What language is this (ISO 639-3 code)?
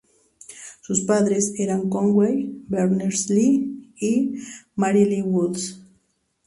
spa